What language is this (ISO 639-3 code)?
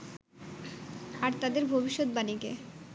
ben